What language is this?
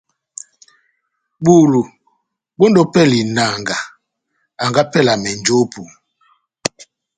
Batanga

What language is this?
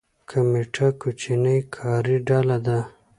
Pashto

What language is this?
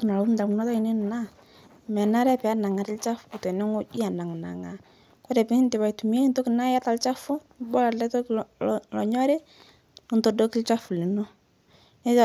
Masai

